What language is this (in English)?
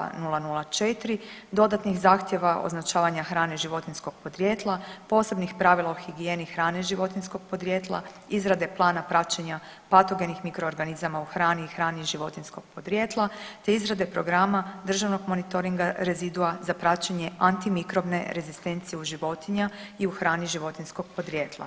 Croatian